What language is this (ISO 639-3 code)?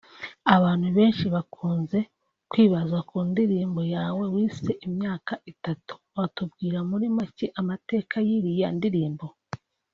kin